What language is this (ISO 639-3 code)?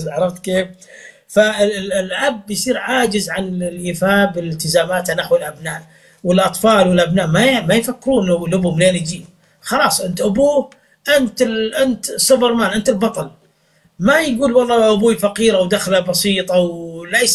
ara